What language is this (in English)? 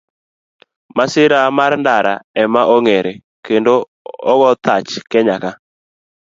Luo (Kenya and Tanzania)